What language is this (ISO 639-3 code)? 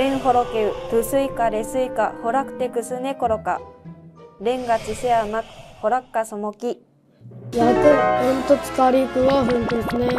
jpn